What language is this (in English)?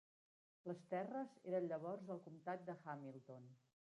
Catalan